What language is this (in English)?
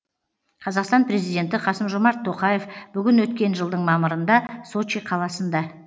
Kazakh